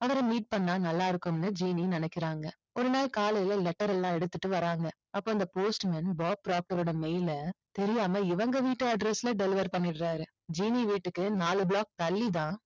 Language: Tamil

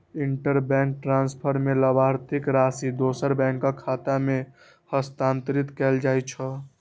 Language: Maithili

